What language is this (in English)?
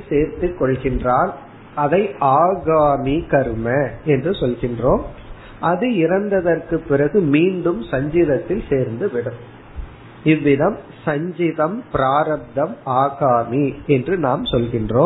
Tamil